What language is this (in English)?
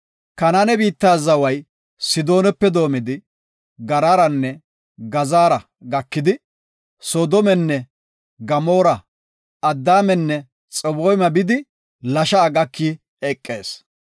Gofa